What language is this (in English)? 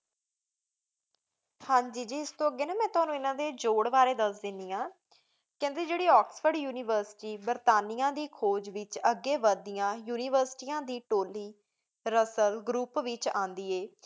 Punjabi